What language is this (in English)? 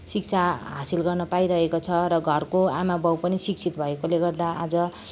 Nepali